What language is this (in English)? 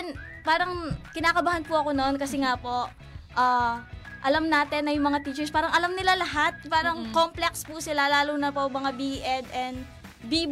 Filipino